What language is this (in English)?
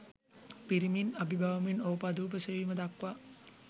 Sinhala